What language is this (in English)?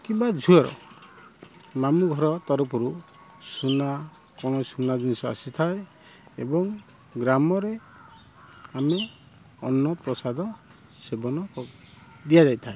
Odia